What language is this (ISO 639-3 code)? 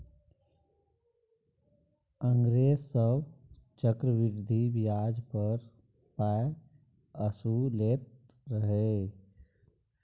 mai